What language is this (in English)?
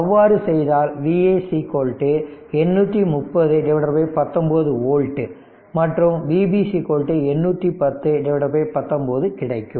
Tamil